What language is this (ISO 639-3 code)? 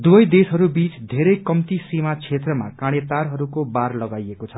nep